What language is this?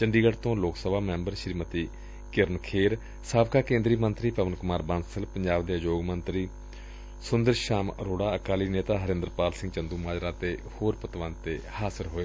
Punjabi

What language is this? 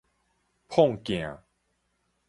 Min Nan Chinese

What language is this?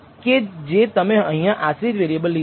Gujarati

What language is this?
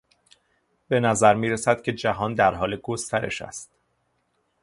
Persian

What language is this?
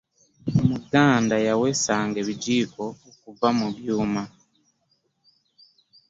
Ganda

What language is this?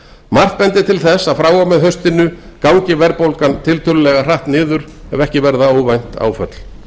Icelandic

